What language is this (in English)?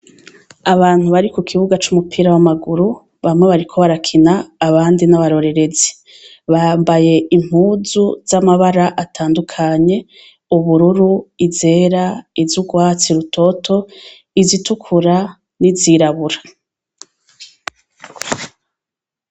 Rundi